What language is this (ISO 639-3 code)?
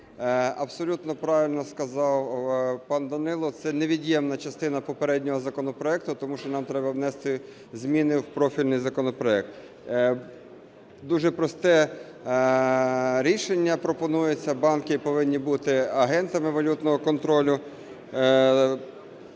ukr